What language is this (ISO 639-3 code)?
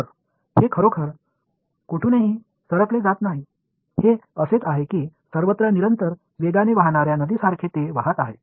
mar